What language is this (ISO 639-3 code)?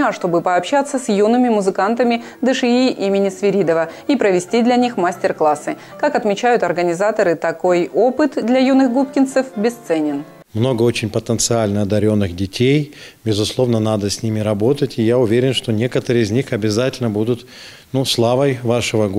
rus